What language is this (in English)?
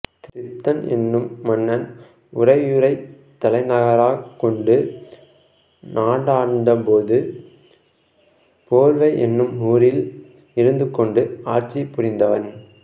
Tamil